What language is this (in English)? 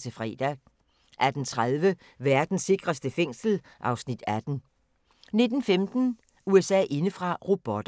Danish